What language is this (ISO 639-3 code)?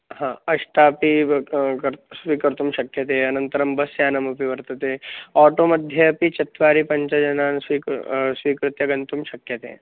san